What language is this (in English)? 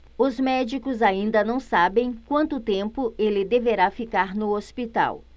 Portuguese